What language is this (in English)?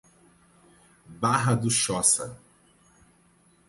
Portuguese